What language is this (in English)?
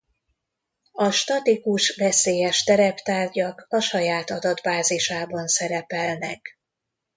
Hungarian